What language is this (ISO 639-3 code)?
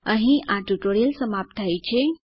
guj